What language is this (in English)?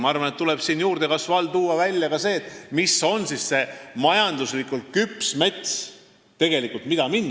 Estonian